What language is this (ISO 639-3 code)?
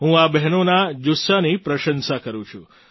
guj